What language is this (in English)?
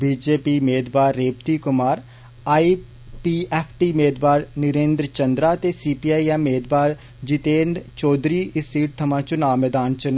Dogri